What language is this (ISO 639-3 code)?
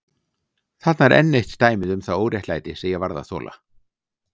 isl